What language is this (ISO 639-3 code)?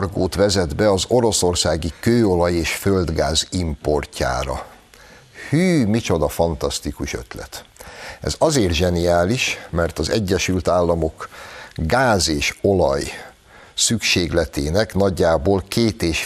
hun